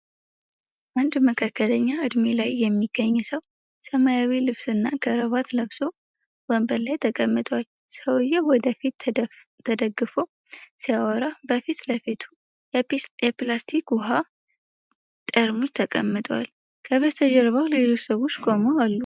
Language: Amharic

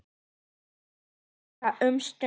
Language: Icelandic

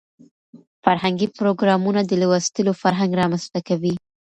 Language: Pashto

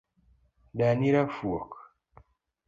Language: Luo (Kenya and Tanzania)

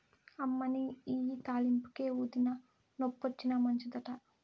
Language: Telugu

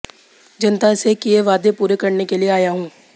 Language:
Hindi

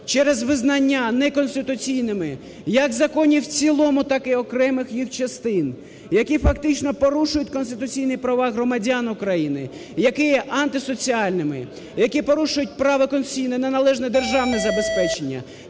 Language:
Ukrainian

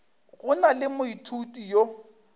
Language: Northern Sotho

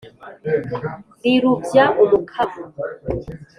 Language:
Kinyarwanda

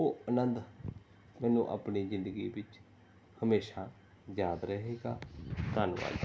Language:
Punjabi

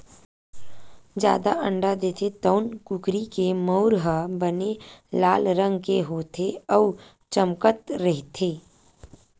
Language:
Chhattisgarhi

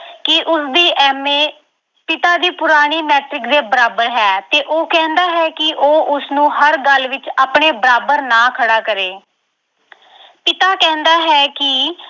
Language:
Punjabi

